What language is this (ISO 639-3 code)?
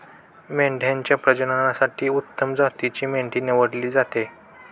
mar